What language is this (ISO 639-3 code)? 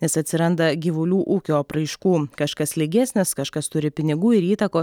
lit